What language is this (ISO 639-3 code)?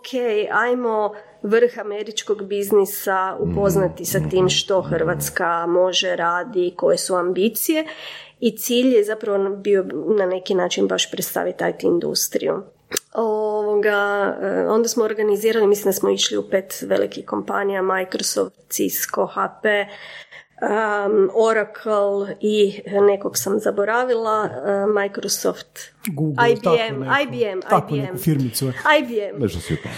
hrv